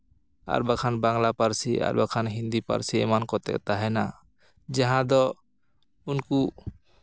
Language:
Santali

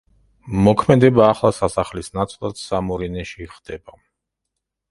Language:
Georgian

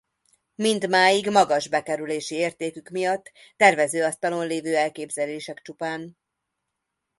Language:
Hungarian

